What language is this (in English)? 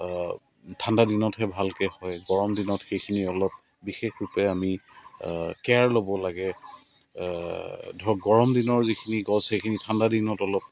Assamese